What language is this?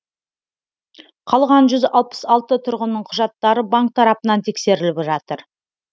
Kazakh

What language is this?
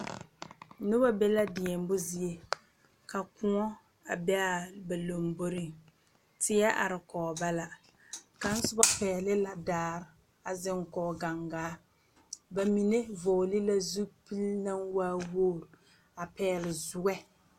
Southern Dagaare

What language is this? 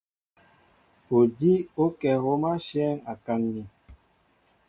Mbo (Cameroon)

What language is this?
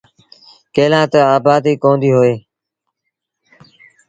Sindhi Bhil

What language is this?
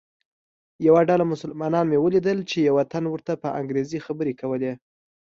Pashto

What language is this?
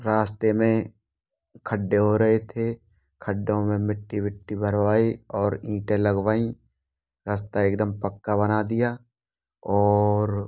Hindi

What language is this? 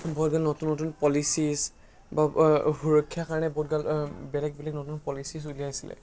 Assamese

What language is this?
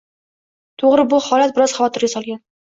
Uzbek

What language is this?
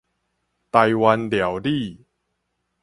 Min Nan Chinese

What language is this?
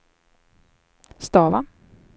Swedish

